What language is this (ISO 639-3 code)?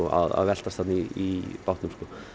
isl